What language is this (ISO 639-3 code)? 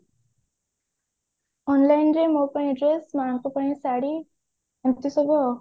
ori